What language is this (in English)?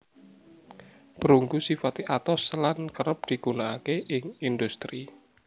Javanese